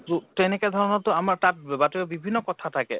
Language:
Assamese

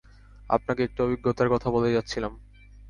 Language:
Bangla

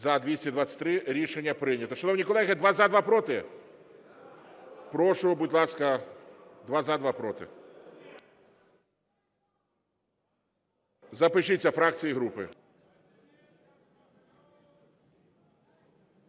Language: Ukrainian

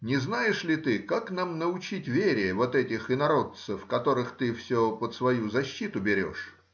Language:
Russian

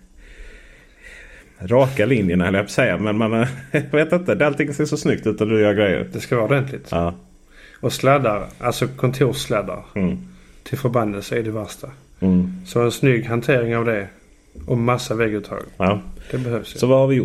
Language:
Swedish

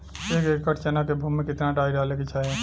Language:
Bhojpuri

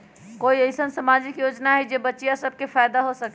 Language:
Magahi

